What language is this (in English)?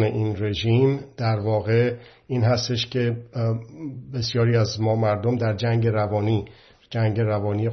Persian